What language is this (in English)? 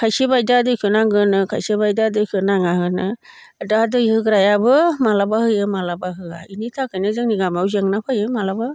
Bodo